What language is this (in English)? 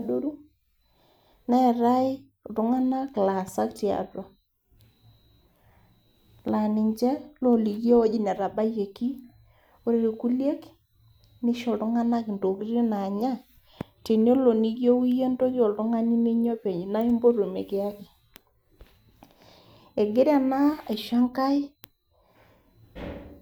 Masai